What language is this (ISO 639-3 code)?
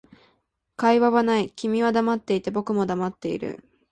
jpn